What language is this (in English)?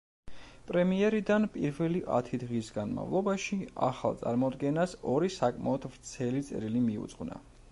Georgian